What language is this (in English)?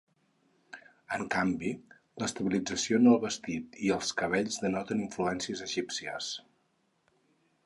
Catalan